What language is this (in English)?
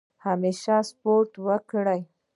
Pashto